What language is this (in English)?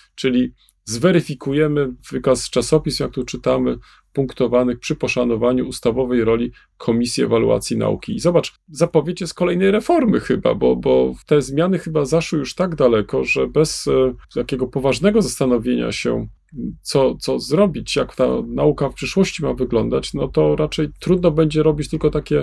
Polish